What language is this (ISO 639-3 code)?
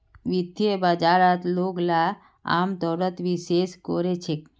mag